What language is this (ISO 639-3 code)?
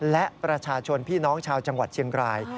tha